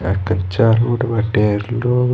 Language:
Bhojpuri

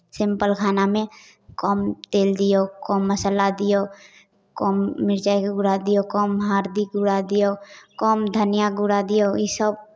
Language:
Maithili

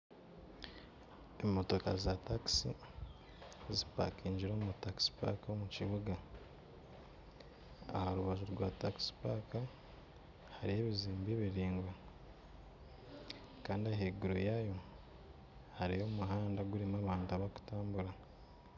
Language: Nyankole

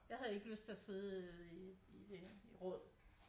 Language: Danish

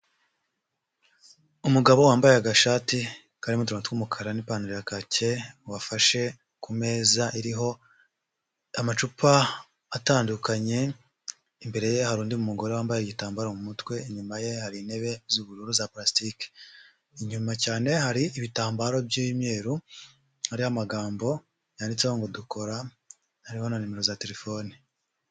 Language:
Kinyarwanda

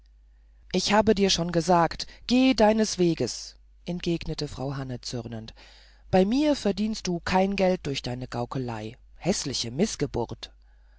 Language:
German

